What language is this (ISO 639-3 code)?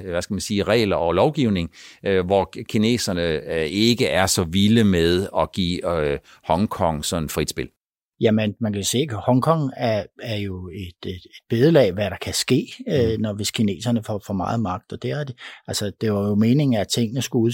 dan